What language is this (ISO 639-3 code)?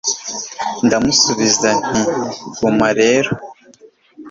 kin